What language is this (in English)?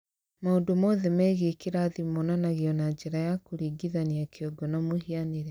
Kikuyu